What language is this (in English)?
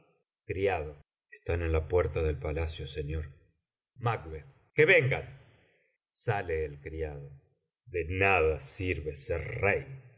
Spanish